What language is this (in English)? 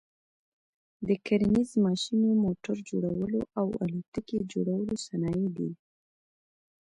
Pashto